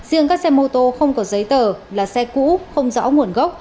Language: Vietnamese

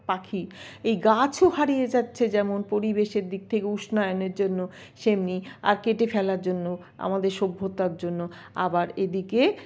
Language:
Bangla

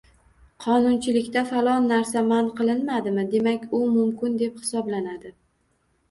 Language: Uzbek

